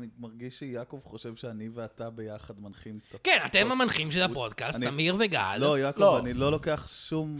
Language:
Hebrew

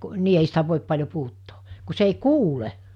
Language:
Finnish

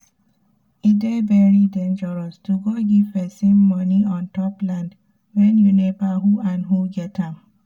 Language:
Nigerian Pidgin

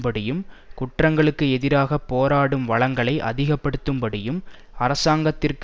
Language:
Tamil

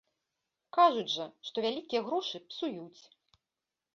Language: Belarusian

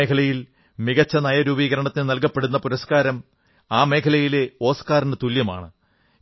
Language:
Malayalam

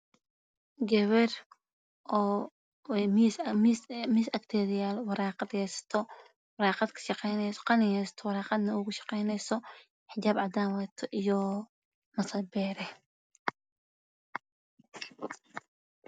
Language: Somali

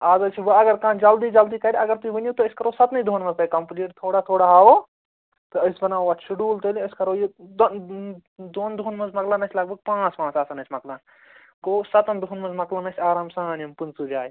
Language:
Kashmiri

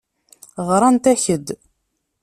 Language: Kabyle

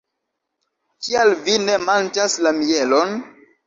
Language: Esperanto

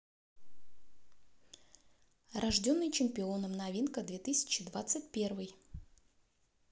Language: Russian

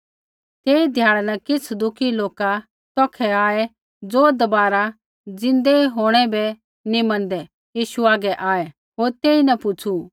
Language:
Kullu Pahari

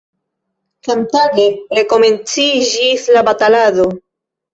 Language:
Esperanto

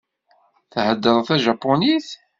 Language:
Kabyle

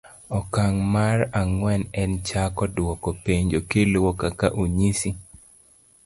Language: Luo (Kenya and Tanzania)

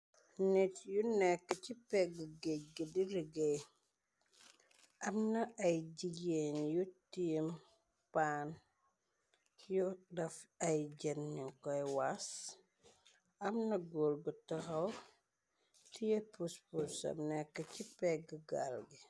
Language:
Wolof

